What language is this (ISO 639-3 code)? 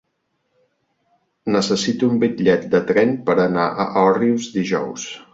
cat